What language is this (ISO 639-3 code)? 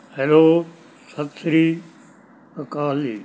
pan